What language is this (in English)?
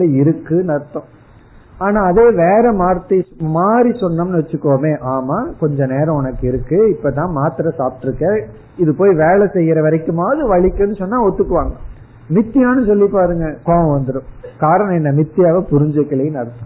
Tamil